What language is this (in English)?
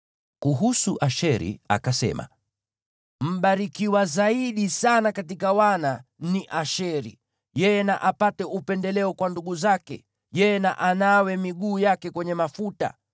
Swahili